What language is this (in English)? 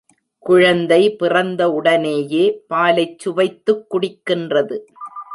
Tamil